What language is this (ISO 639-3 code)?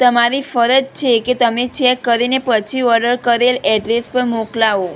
guj